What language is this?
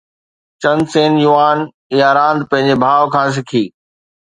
Sindhi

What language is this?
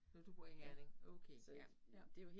Danish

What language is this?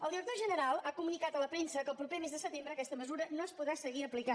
Catalan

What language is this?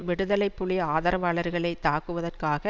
Tamil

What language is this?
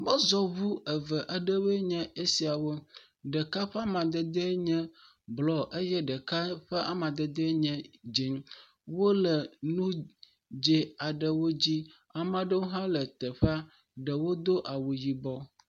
Ewe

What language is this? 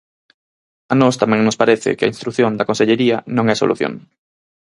Galician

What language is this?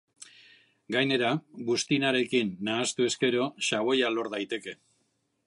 Basque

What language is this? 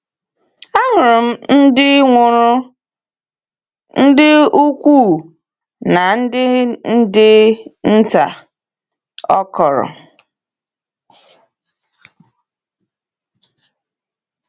Igbo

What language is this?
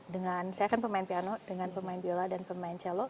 Indonesian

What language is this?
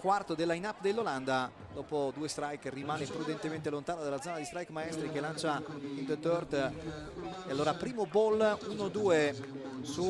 Italian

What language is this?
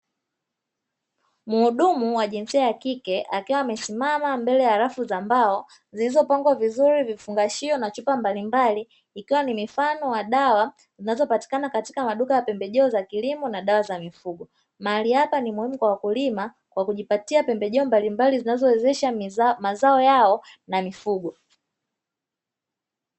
Swahili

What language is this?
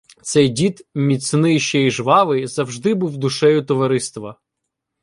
Ukrainian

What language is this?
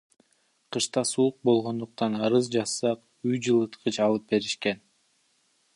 Kyrgyz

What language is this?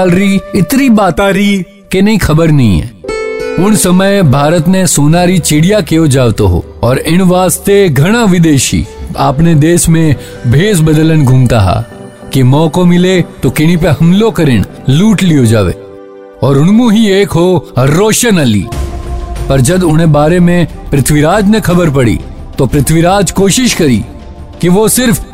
Hindi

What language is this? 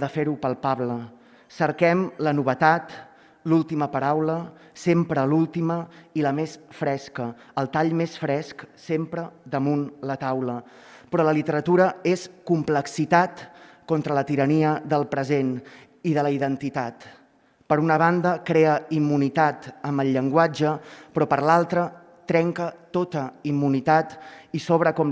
Catalan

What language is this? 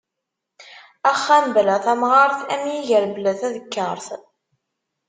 Kabyle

